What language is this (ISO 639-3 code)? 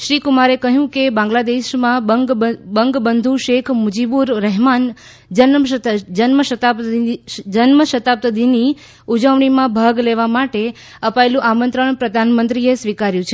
guj